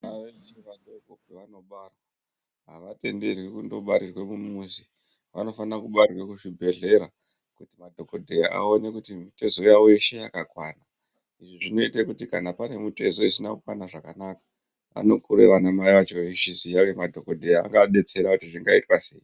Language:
Ndau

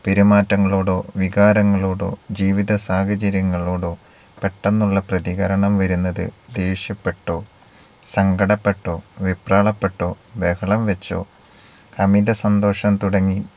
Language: Malayalam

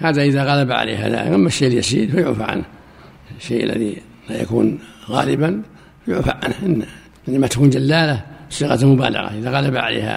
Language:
Arabic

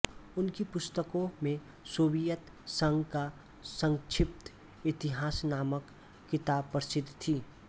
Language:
Hindi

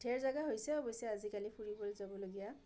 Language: Assamese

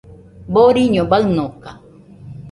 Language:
Nüpode Huitoto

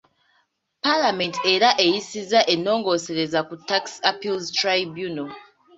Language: Ganda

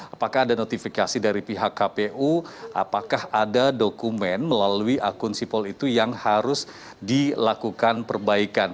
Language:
Indonesian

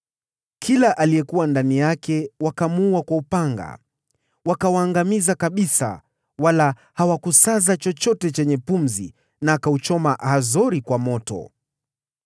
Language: Swahili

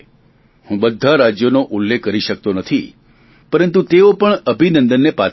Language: Gujarati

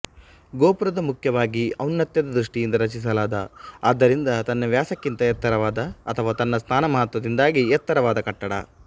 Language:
Kannada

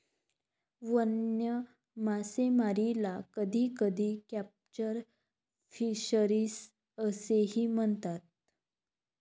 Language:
Marathi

